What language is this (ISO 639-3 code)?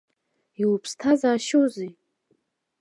abk